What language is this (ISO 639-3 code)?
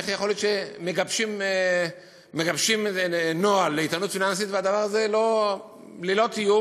heb